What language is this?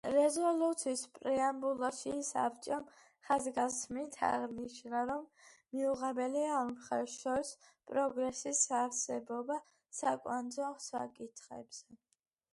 Georgian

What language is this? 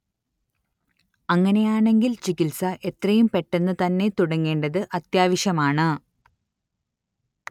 Malayalam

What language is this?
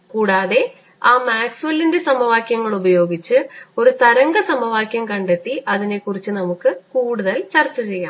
Malayalam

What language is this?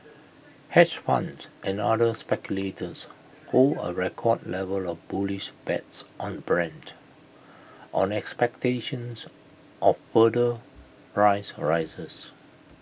English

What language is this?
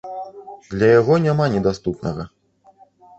Belarusian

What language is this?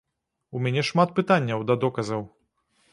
Belarusian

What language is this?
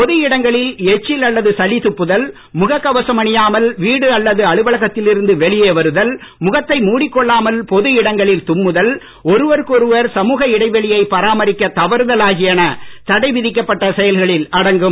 Tamil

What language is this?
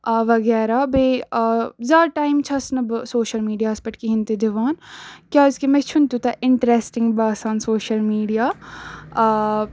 Kashmiri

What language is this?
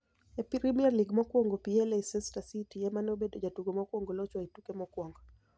Luo (Kenya and Tanzania)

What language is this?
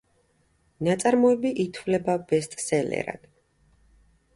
Georgian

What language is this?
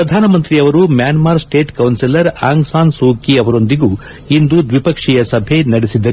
Kannada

